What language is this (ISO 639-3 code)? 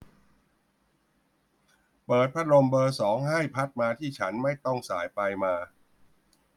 tha